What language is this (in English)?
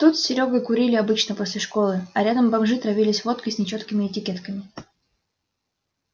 Russian